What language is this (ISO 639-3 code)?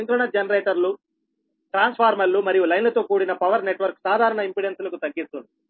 tel